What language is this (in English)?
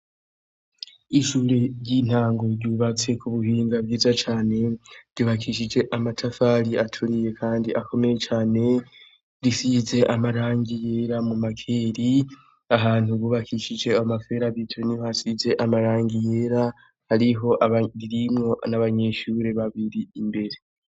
Rundi